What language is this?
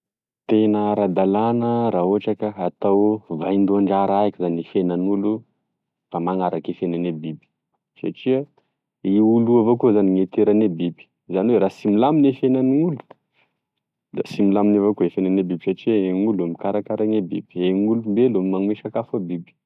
Tesaka Malagasy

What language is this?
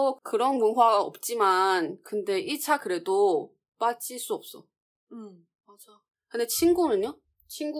Korean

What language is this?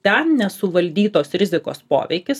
Lithuanian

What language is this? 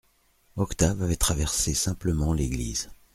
French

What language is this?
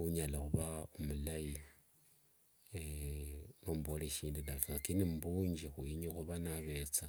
Wanga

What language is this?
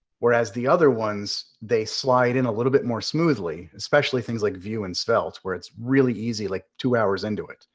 English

